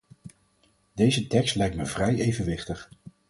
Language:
Dutch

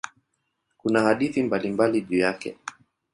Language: Swahili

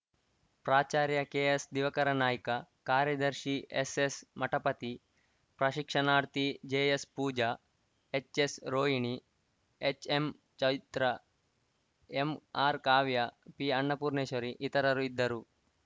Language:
Kannada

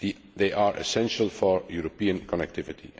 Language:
English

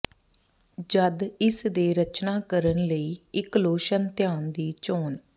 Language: Punjabi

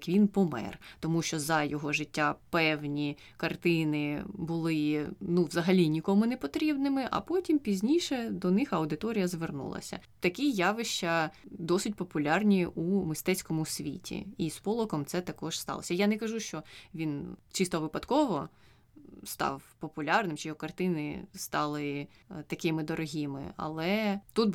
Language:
Ukrainian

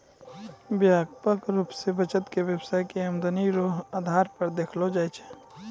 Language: Maithili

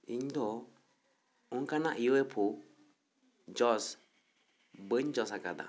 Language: Santali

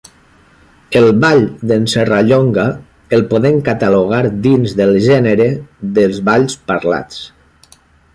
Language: Catalan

